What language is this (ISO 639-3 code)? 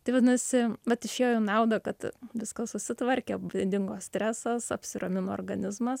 lit